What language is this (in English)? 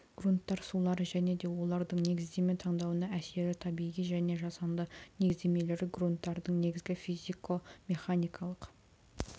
Kazakh